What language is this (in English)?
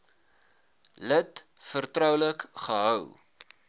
Afrikaans